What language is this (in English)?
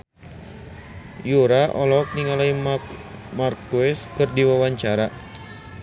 Sundanese